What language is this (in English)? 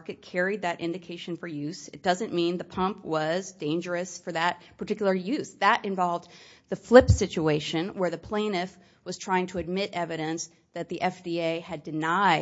English